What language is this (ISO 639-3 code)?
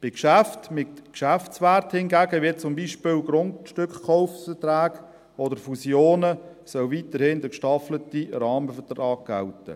gsw